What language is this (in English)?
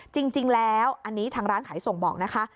Thai